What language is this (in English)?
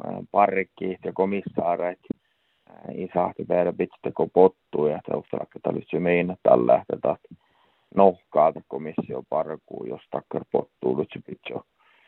Finnish